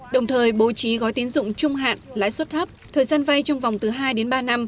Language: Vietnamese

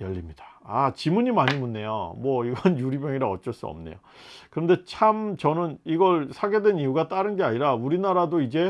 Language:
Korean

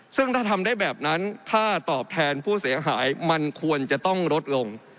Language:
Thai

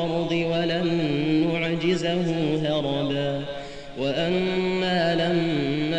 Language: Arabic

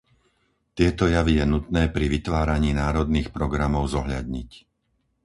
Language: Slovak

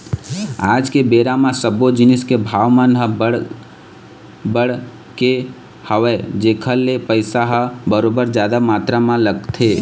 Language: Chhattisgarhi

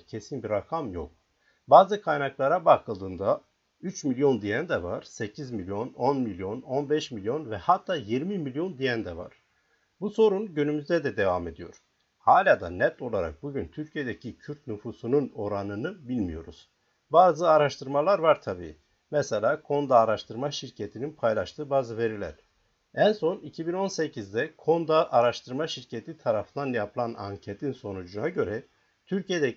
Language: Turkish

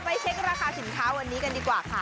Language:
Thai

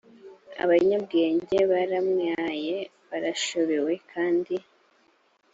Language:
Kinyarwanda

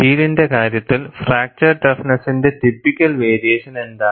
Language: Malayalam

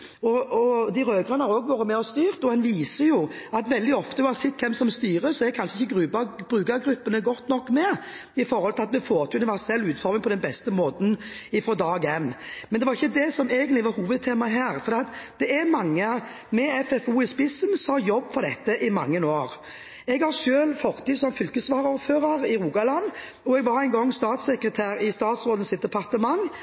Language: Norwegian Bokmål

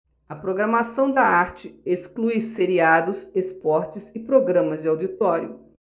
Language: Portuguese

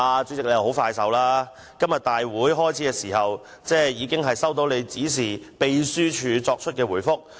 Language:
Cantonese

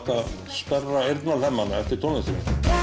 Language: Icelandic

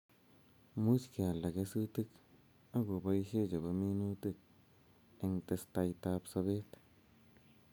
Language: Kalenjin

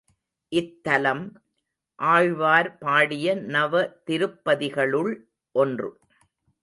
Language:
Tamil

